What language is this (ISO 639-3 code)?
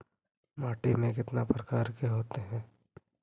mag